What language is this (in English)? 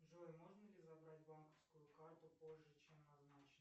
Russian